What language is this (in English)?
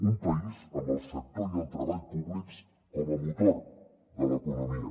Catalan